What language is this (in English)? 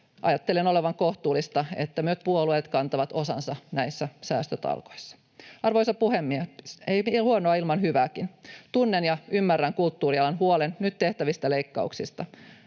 Finnish